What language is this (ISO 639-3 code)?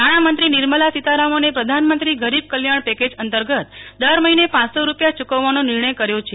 guj